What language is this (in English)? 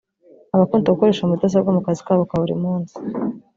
Kinyarwanda